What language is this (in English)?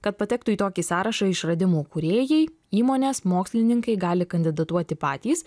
Lithuanian